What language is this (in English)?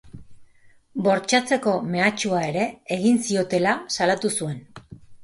Basque